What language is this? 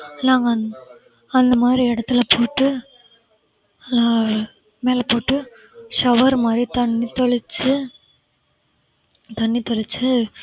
Tamil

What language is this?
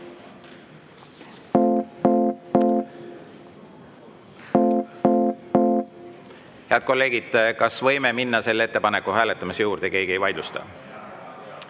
Estonian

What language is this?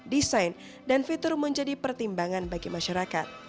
Indonesian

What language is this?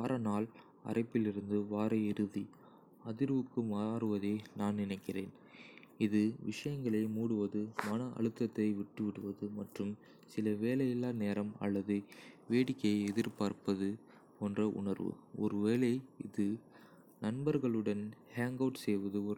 Kota (India)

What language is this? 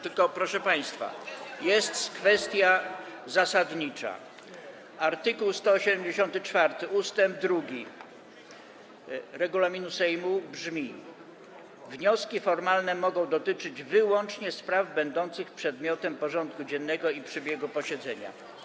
Polish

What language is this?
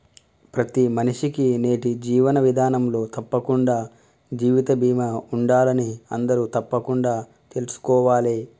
Telugu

